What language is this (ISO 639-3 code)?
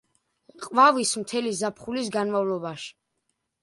kat